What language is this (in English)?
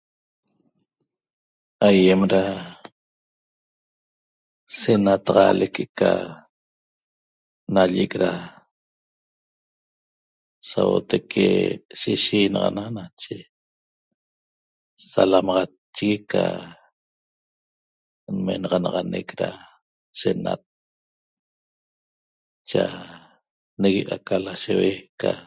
Toba